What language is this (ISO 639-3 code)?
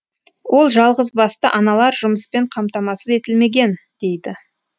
kaz